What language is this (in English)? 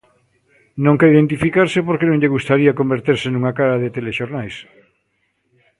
Galician